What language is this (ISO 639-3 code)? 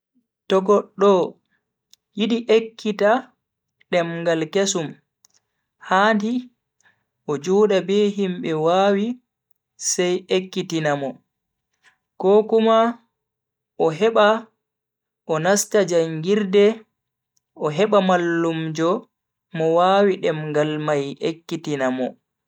fui